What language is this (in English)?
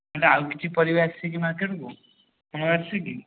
Odia